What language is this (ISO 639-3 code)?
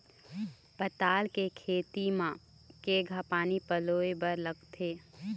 hne